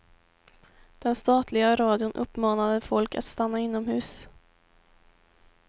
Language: Swedish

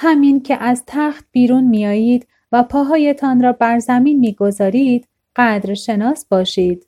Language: Persian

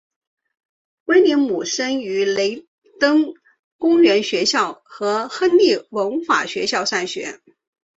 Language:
Chinese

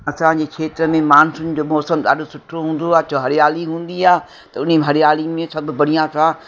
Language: Sindhi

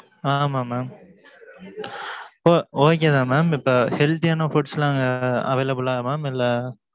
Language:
Tamil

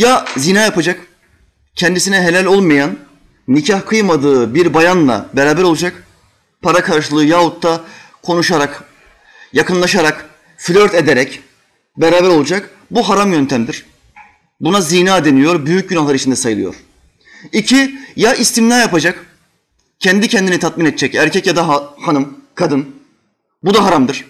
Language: Turkish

